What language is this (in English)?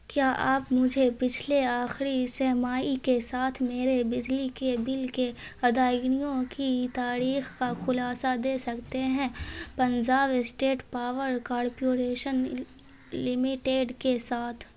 Urdu